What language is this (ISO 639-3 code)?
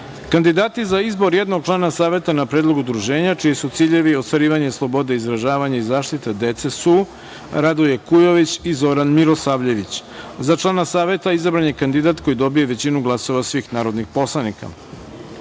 srp